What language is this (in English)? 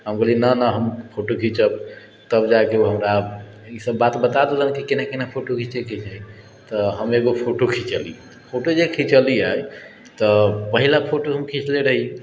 Maithili